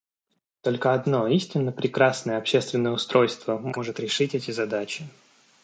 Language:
Russian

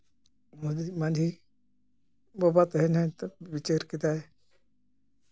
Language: Santali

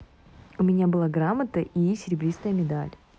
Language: Russian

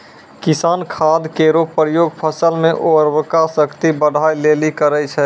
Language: Maithili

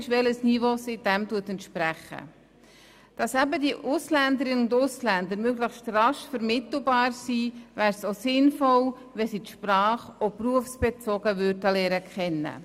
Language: Swiss German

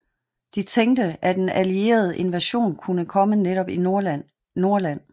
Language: Danish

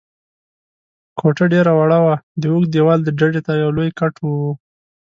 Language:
Pashto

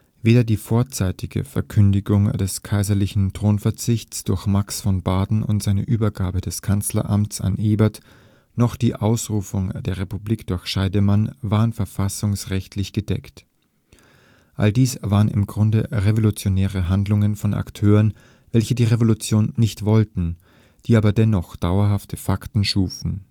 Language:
German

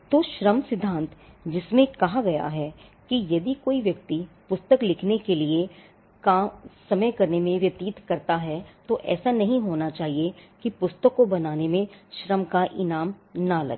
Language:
Hindi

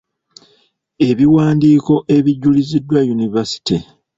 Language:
Ganda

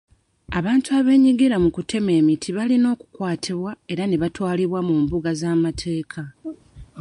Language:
Ganda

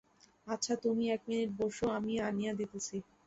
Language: Bangla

